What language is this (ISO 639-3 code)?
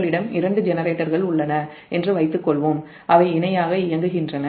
tam